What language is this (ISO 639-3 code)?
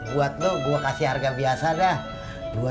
ind